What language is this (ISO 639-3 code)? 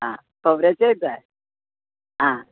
kok